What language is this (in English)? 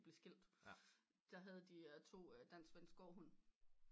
Danish